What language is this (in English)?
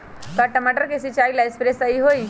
Magahi